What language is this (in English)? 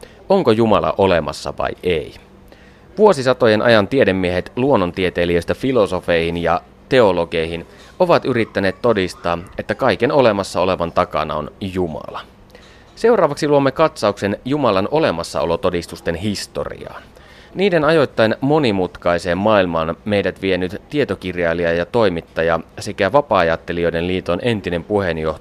Finnish